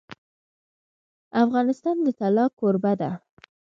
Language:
Pashto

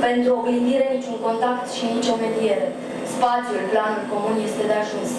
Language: Romanian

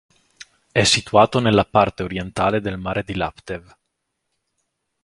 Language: Italian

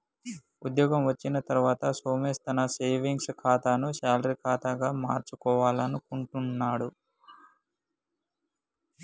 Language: Telugu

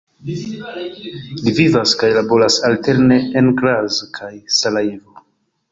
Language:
Esperanto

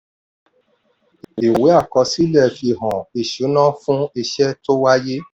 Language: Yoruba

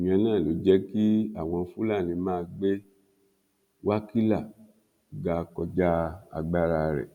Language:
Yoruba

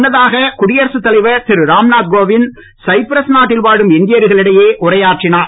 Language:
Tamil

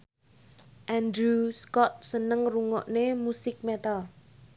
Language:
Javanese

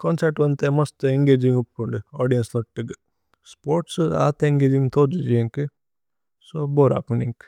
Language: Tulu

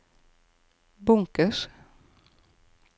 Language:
Norwegian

